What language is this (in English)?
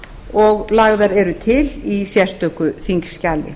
Icelandic